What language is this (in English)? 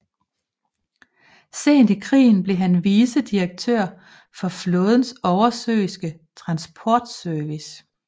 Danish